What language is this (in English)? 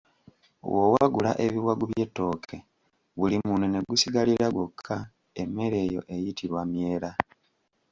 Ganda